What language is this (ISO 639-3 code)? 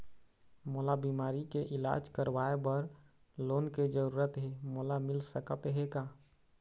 hne